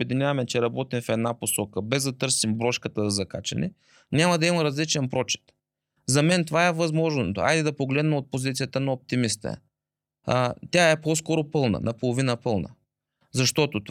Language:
Bulgarian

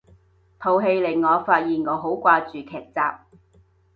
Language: Cantonese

